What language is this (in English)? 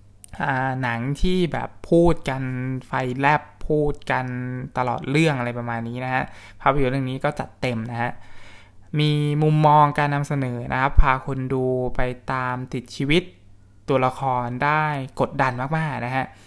Thai